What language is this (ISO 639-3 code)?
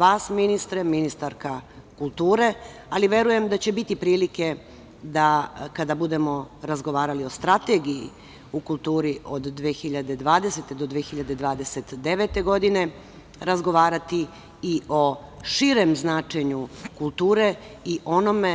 srp